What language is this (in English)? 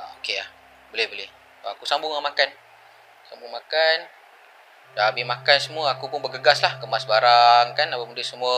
Malay